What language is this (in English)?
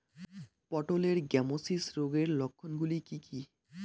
Bangla